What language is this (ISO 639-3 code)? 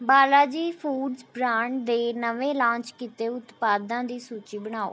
pan